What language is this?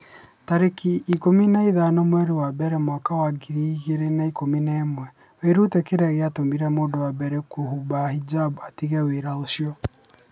Kikuyu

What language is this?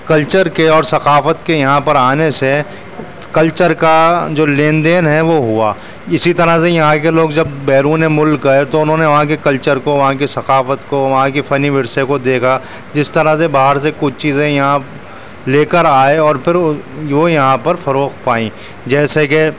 Urdu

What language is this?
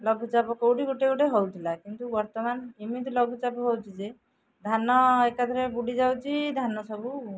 Odia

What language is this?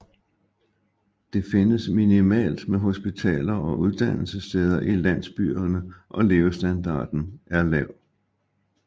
Danish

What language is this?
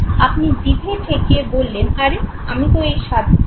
Bangla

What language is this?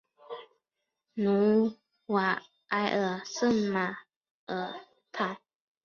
Chinese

